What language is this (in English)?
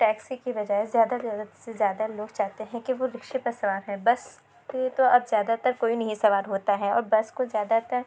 Urdu